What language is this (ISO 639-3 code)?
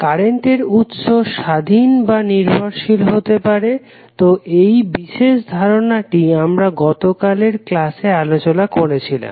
ben